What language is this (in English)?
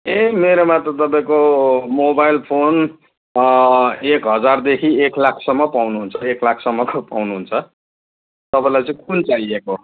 Nepali